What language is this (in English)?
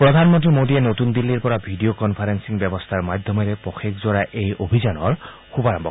Assamese